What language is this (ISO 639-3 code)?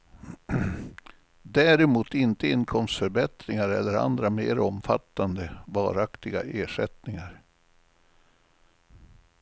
swe